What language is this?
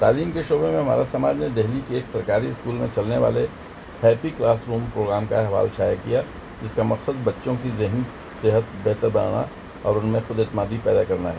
Urdu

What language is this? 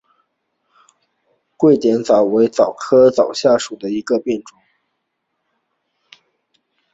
Chinese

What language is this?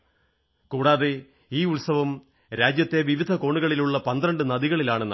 Malayalam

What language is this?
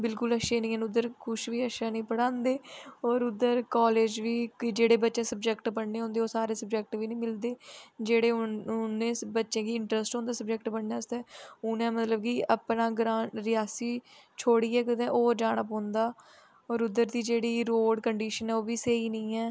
Dogri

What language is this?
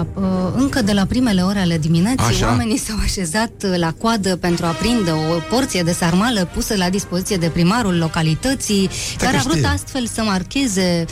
Romanian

